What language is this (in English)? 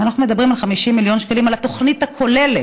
Hebrew